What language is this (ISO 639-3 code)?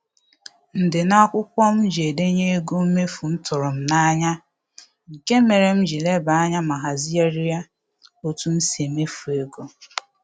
ibo